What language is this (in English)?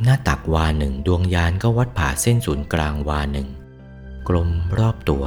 Thai